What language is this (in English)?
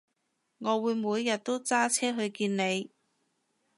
Cantonese